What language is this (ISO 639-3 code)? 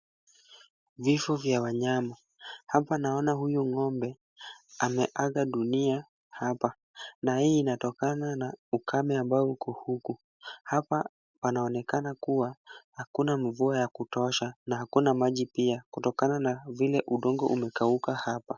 swa